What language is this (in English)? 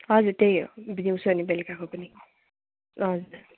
Nepali